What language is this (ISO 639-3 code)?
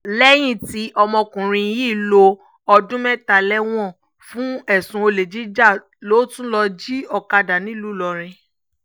yor